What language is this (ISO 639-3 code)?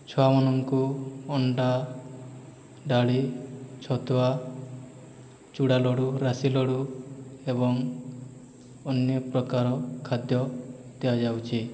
ori